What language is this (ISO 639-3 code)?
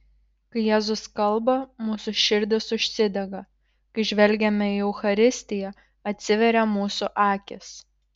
lit